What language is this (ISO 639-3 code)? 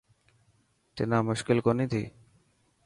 mki